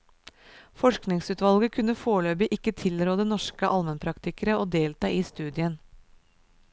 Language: Norwegian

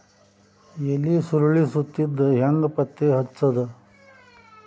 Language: Kannada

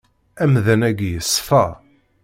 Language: Kabyle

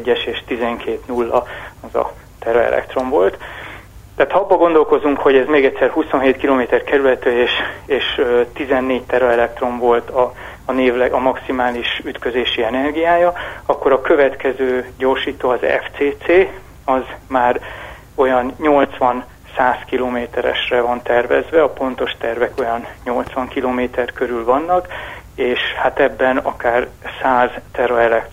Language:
Hungarian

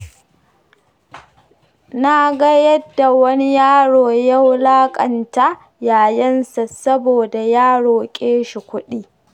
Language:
Hausa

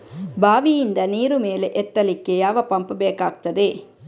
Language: Kannada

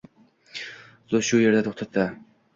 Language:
Uzbek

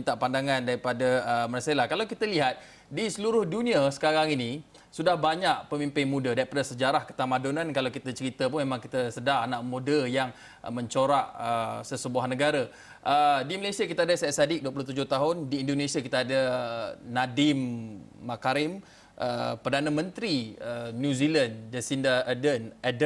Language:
Malay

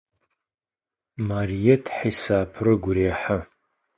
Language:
Adyghe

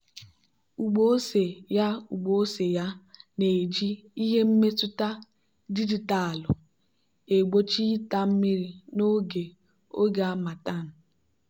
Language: Igbo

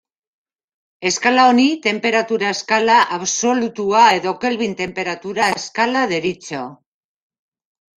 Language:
Basque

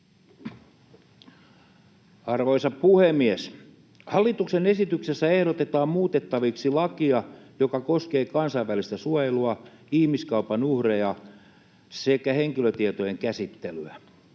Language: Finnish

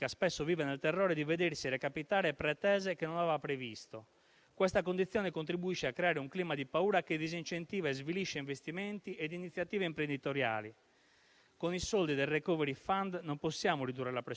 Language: Italian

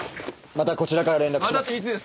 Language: Japanese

